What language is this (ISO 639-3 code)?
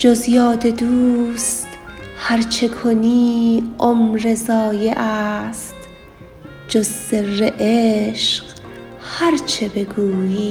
fas